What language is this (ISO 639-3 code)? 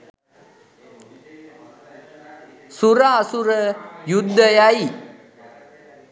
sin